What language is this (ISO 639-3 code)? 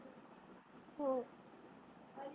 mar